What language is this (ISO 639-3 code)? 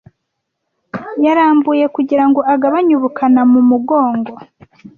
kin